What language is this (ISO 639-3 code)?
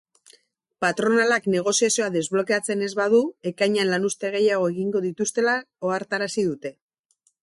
eus